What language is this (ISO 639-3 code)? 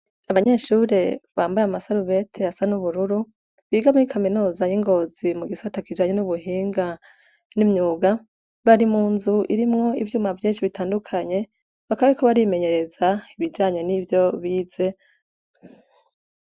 run